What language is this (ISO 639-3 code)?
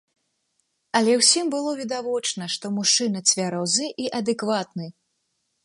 bel